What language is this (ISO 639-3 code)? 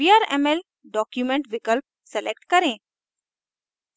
hin